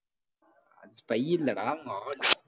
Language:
Tamil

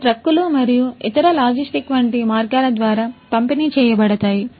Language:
Telugu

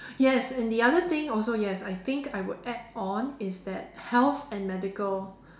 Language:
English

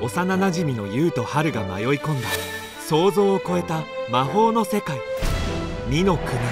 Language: Japanese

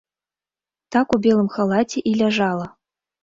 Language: Belarusian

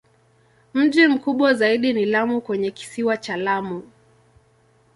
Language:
Swahili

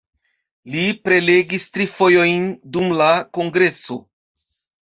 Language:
Esperanto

